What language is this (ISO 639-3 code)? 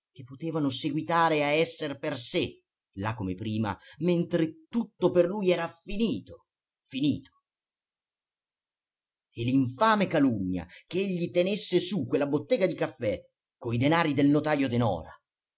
ita